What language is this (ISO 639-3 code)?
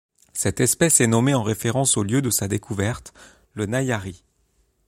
fra